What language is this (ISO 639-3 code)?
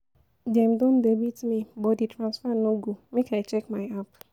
pcm